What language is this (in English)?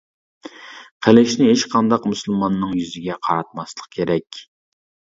Uyghur